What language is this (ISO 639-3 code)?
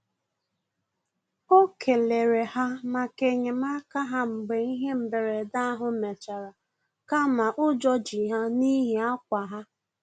ibo